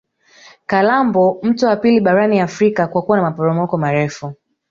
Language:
Swahili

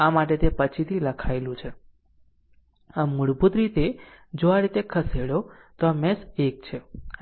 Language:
Gujarati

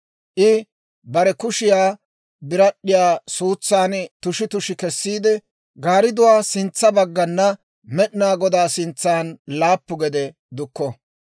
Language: Dawro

